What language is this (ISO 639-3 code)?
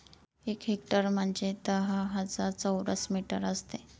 mar